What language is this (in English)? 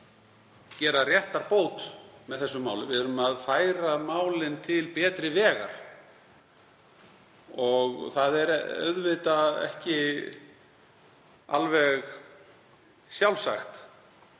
Icelandic